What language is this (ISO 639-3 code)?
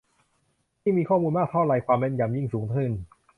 tha